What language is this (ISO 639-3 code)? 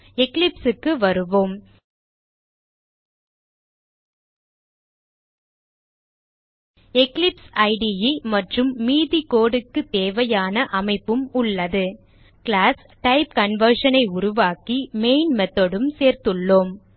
tam